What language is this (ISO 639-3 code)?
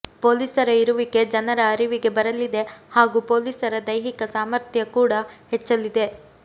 kan